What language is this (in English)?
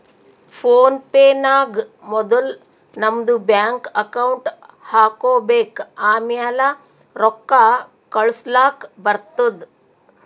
Kannada